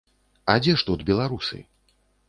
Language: Belarusian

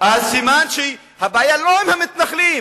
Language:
Hebrew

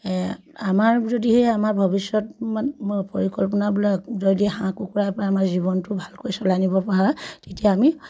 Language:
Assamese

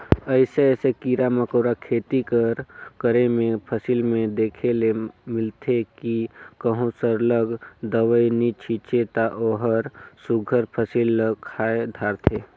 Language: Chhattisgarhi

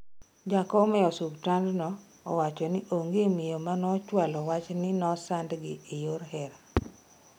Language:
Luo (Kenya and Tanzania)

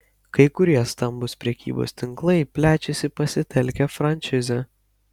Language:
Lithuanian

